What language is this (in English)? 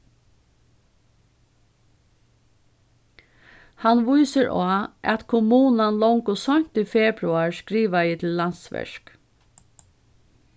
Faroese